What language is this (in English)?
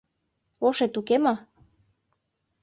Mari